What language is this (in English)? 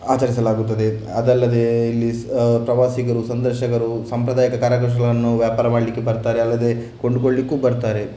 Kannada